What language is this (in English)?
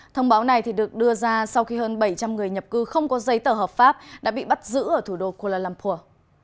Vietnamese